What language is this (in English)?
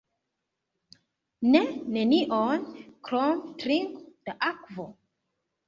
Esperanto